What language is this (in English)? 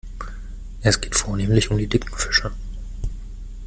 German